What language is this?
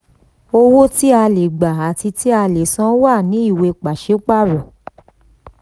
Yoruba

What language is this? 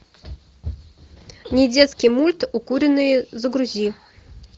Russian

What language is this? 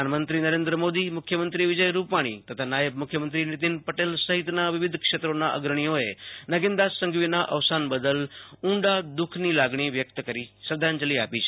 Gujarati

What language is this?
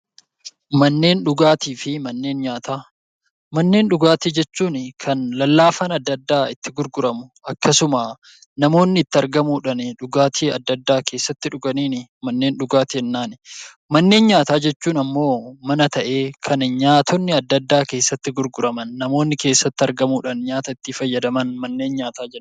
Oromo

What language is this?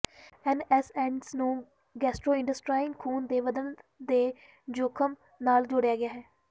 Punjabi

